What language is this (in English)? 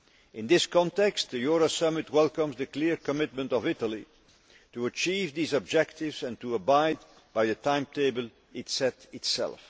English